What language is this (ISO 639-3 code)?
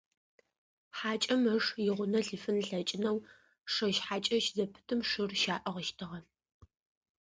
ady